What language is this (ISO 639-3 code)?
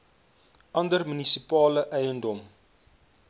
afr